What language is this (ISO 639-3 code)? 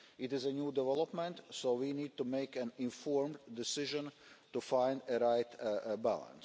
eng